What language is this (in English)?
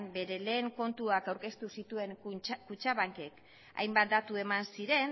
Basque